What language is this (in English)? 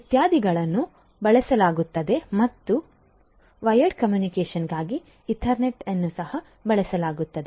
Kannada